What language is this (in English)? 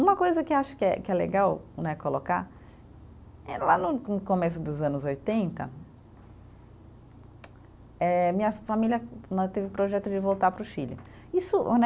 Portuguese